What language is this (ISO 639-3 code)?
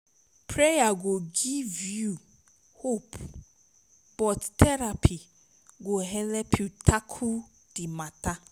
pcm